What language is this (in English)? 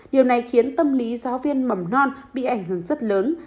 Vietnamese